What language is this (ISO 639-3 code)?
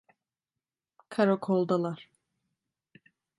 tur